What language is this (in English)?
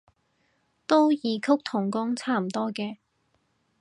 Cantonese